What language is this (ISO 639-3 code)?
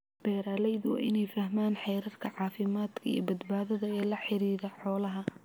som